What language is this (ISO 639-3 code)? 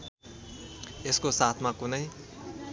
nep